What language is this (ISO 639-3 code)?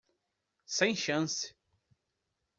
por